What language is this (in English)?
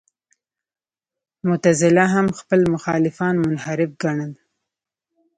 Pashto